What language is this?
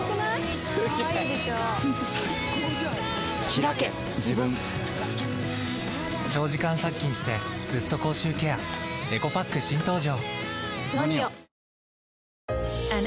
Japanese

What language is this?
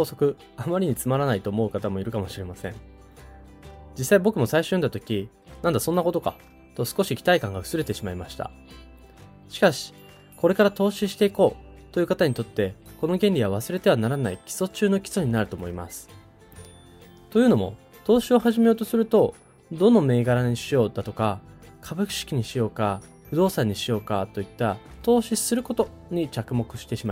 Japanese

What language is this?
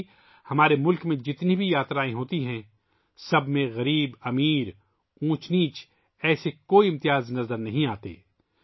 Urdu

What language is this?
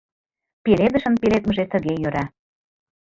Mari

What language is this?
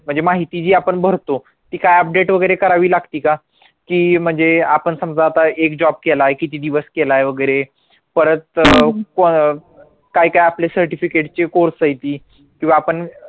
Marathi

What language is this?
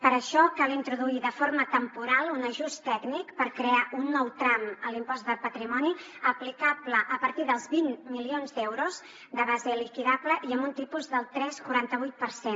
Catalan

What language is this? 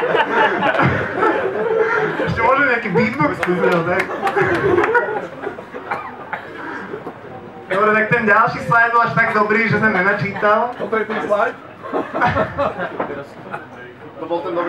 Slovak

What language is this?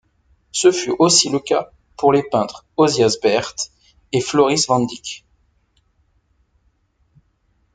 French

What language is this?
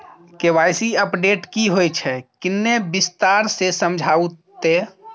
Maithili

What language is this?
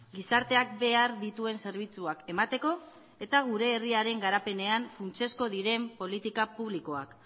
Basque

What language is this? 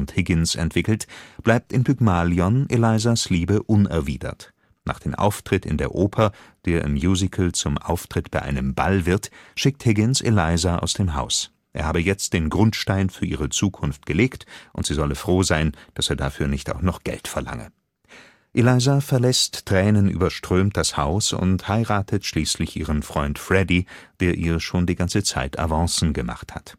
German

